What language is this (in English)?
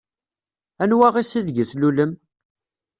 Kabyle